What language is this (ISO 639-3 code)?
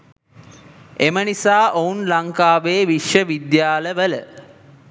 sin